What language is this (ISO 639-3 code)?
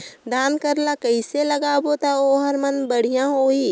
hne